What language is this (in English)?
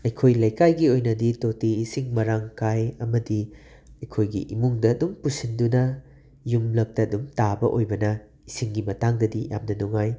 Manipuri